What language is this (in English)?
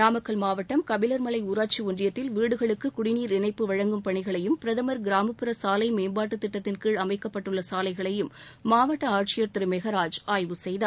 Tamil